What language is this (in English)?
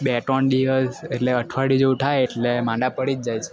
Gujarati